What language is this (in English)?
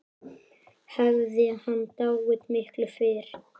Icelandic